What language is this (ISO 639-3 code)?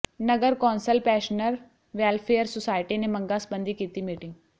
pan